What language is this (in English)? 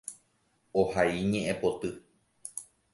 Guarani